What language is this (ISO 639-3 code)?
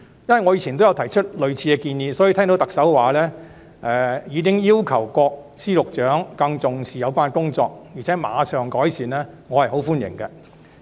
yue